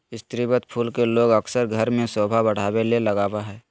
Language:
Magahi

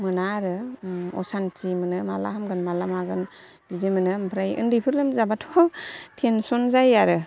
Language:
Bodo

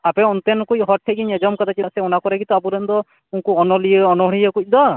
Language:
Santali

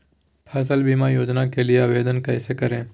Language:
Magahi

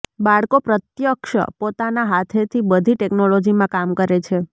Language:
Gujarati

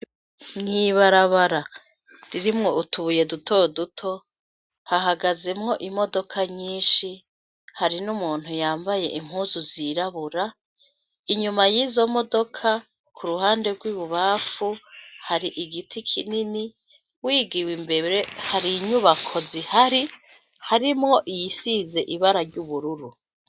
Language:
Rundi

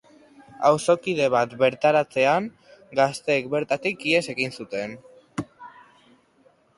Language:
Basque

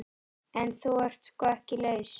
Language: Icelandic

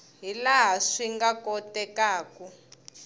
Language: Tsonga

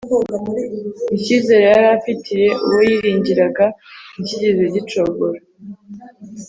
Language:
Kinyarwanda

